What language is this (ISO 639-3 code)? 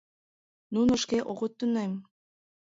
chm